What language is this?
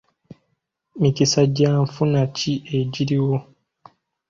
Ganda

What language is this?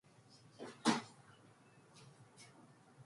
Korean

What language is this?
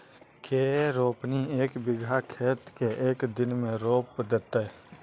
Magahi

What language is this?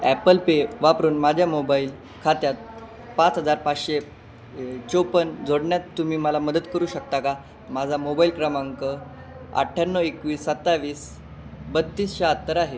Marathi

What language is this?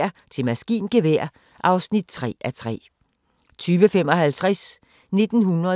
Danish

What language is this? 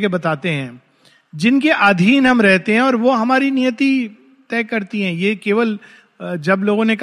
Hindi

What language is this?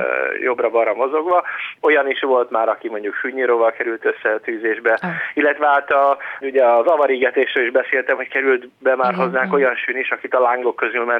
Hungarian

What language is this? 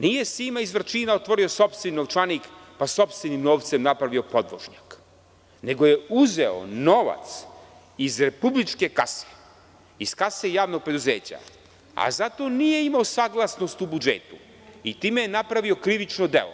Serbian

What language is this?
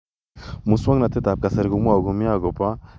Kalenjin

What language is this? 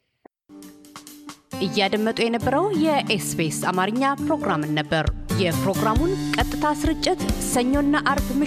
Amharic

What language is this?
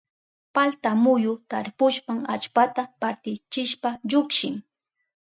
Southern Pastaza Quechua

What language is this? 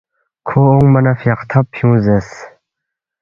Balti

